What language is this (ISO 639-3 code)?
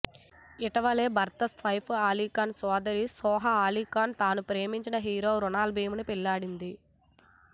tel